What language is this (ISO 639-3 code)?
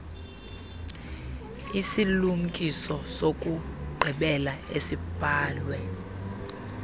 xho